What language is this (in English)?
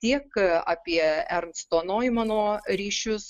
Lithuanian